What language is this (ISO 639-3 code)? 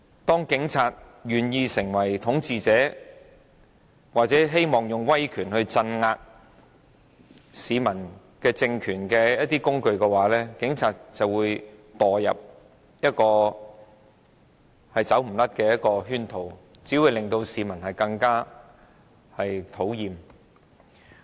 yue